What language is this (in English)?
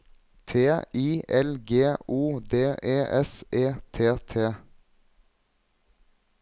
Norwegian